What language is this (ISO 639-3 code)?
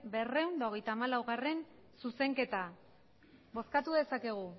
eus